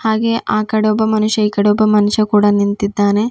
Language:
Kannada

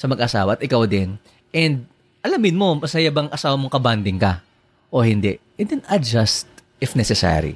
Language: Filipino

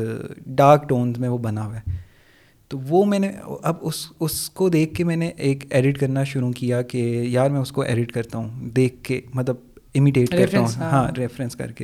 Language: Urdu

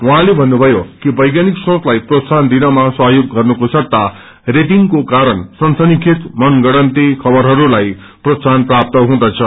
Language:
Nepali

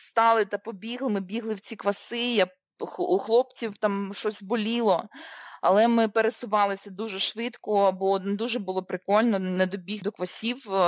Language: Ukrainian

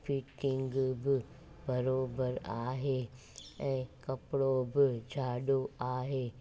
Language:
Sindhi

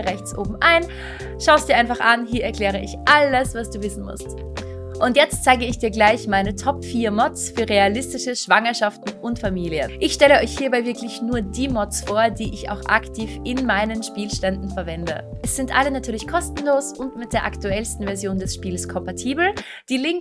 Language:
German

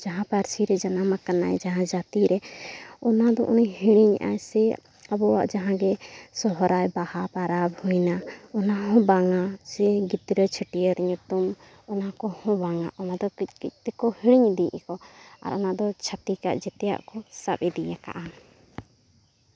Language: Santali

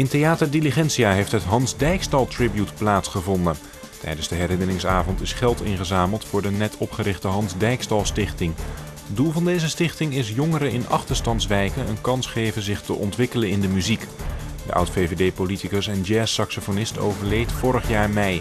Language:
Dutch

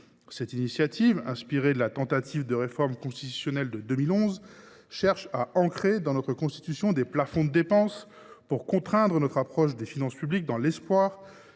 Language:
French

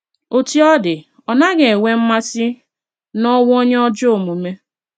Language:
Igbo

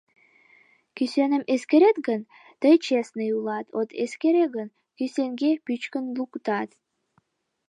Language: Mari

